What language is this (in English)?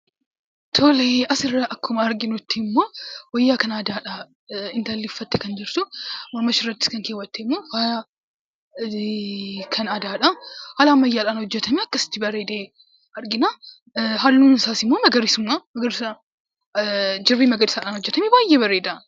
Oromo